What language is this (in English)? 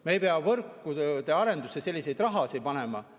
Estonian